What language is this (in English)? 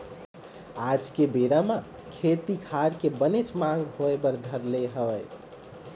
Chhattisgarhi